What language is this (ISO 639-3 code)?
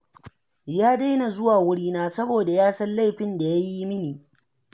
hau